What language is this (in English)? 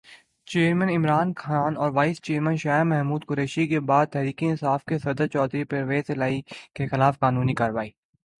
Urdu